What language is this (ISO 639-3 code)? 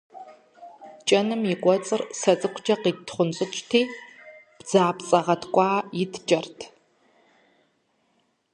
kbd